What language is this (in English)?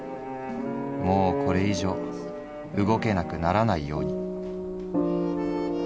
Japanese